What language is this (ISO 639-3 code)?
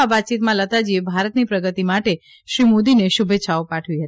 guj